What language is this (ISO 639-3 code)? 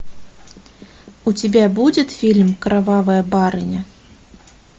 rus